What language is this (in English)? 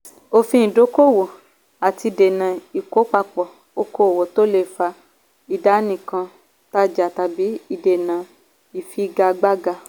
Yoruba